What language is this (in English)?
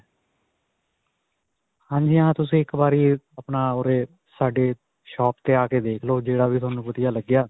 Punjabi